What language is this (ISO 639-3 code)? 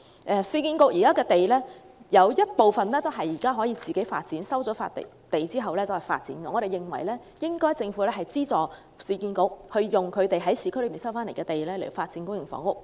yue